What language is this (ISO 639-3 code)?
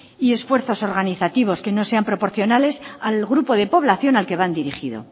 spa